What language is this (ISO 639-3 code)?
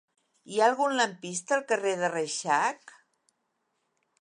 cat